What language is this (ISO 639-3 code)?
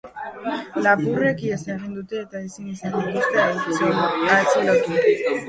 eus